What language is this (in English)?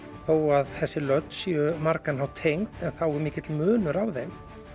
Icelandic